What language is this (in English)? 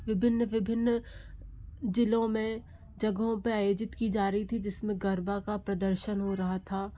Hindi